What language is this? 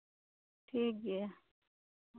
Santali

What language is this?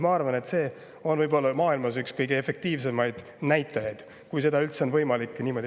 Estonian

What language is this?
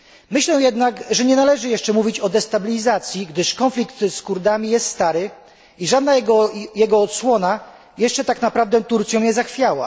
Polish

